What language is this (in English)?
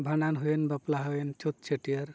Santali